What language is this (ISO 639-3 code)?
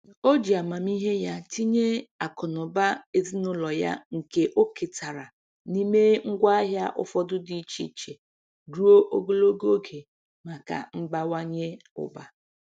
ibo